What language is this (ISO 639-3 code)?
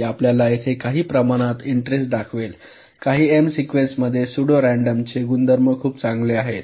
mar